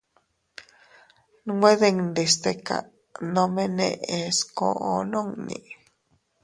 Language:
Teutila Cuicatec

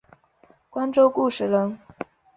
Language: Chinese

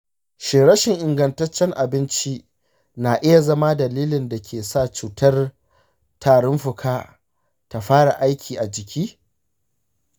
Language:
Hausa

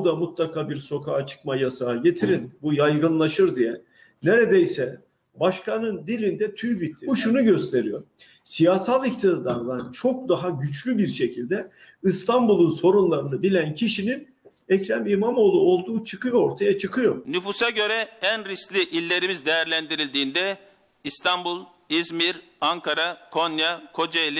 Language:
Turkish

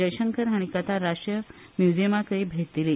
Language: Konkani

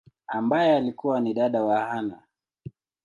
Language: Swahili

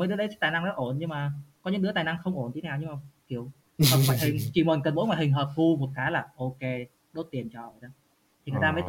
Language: Vietnamese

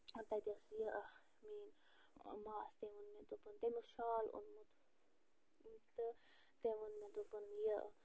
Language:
Kashmiri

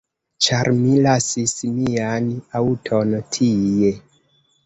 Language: Esperanto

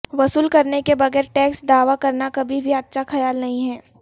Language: Urdu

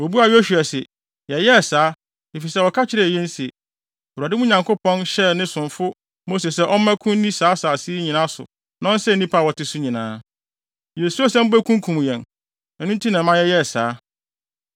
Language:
Akan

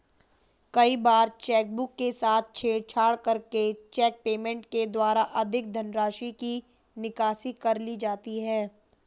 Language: Hindi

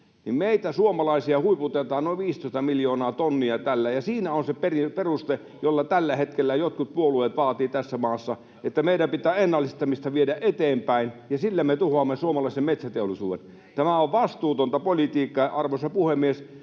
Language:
Finnish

